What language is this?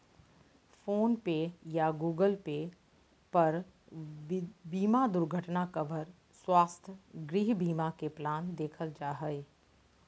Magahi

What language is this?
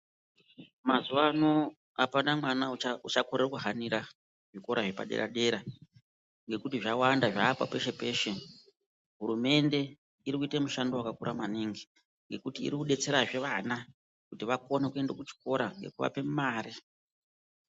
Ndau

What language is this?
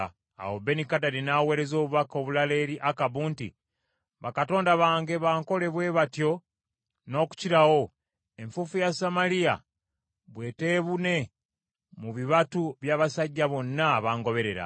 Ganda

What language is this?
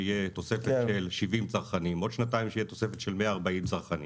Hebrew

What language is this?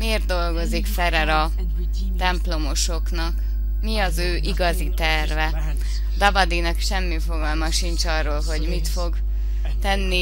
Hungarian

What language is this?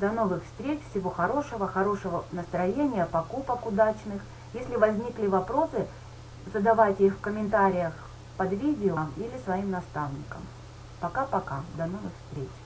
Russian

